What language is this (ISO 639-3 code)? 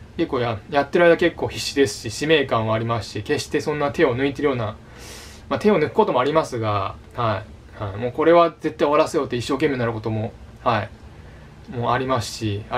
jpn